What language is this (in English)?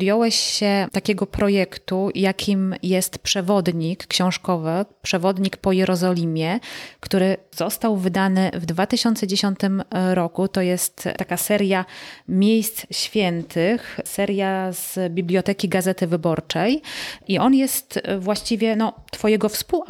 Polish